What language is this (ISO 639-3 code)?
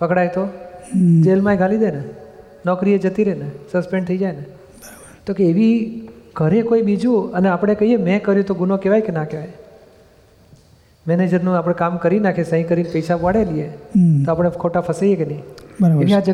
guj